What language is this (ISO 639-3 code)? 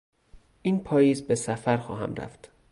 fas